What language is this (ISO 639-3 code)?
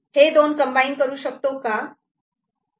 mar